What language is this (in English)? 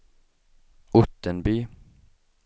Swedish